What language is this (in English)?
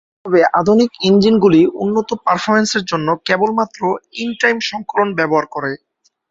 Bangla